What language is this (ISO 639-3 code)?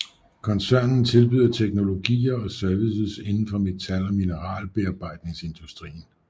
dan